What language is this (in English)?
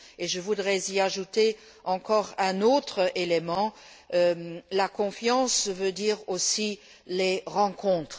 French